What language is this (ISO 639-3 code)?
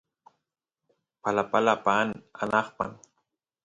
qus